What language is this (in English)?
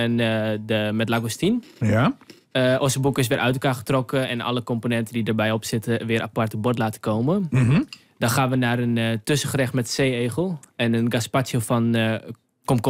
Dutch